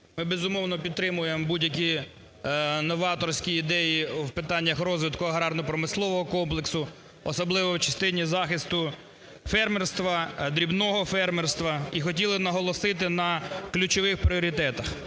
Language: Ukrainian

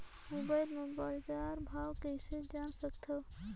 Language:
Chhattisgarhi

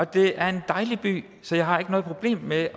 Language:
Danish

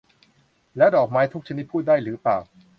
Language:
Thai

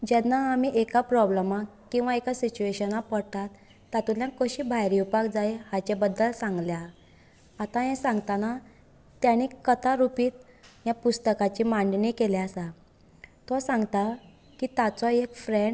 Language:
Konkani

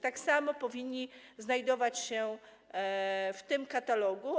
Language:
Polish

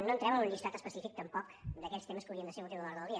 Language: Catalan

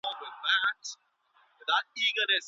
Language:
Pashto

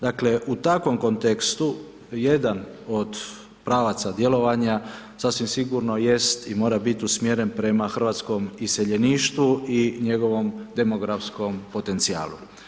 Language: Croatian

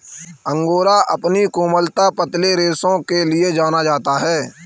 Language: Hindi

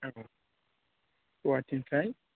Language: Bodo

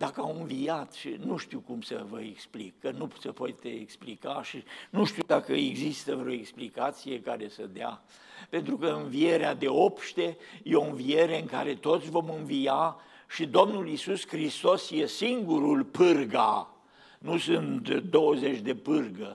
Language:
Romanian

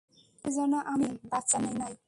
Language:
Bangla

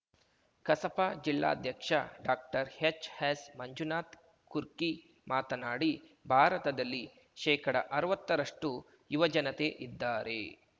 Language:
Kannada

